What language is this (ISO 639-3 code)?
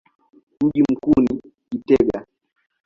swa